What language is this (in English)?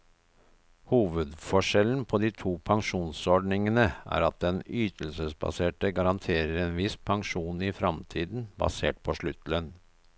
Norwegian